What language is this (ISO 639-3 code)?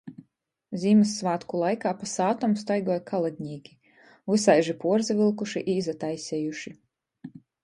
ltg